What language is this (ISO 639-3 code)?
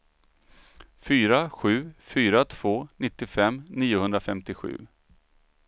swe